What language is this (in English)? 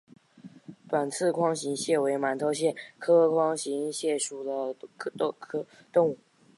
Chinese